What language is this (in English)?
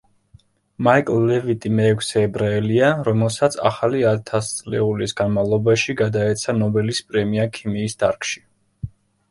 Georgian